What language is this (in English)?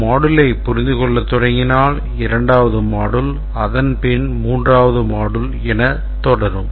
Tamil